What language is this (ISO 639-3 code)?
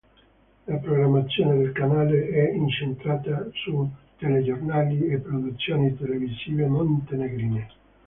ita